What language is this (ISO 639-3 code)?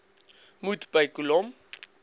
afr